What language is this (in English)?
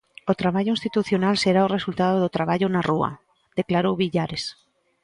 Galician